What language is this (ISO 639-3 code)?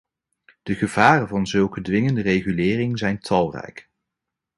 nld